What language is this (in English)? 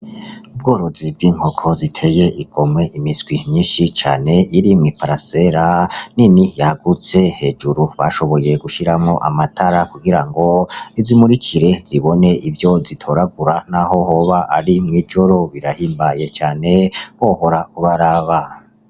Rundi